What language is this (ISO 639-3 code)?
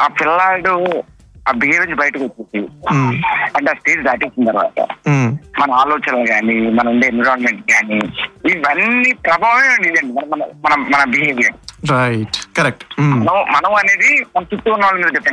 tel